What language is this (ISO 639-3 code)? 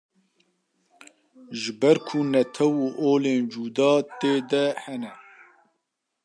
kur